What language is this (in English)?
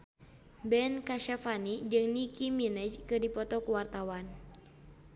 Sundanese